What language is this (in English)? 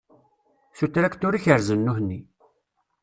Kabyle